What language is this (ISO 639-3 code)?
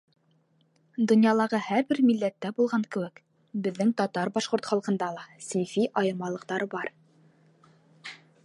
bak